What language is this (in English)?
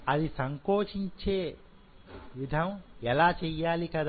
Telugu